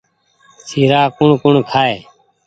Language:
Goaria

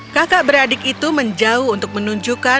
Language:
Indonesian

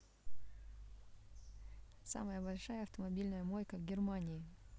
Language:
Russian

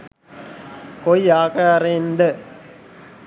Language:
Sinhala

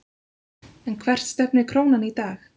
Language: Icelandic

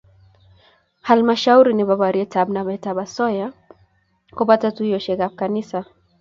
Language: Kalenjin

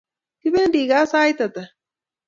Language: Kalenjin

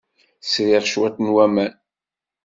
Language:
Kabyle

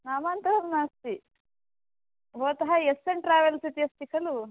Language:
Sanskrit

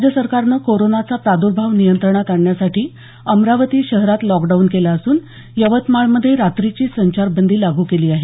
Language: Marathi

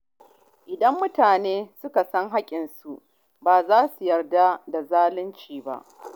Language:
Hausa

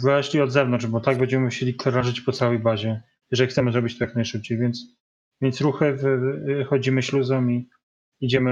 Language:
Polish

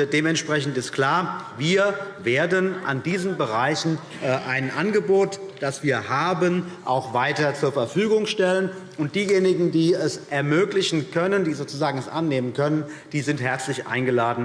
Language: German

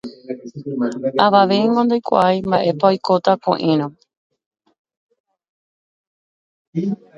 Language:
Guarani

